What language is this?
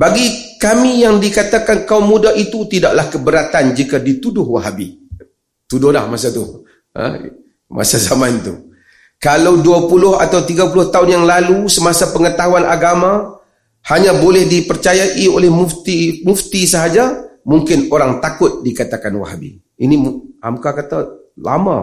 Malay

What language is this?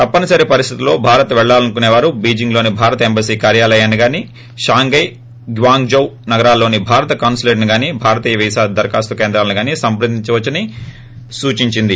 Telugu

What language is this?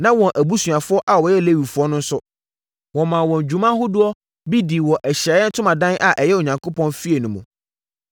Akan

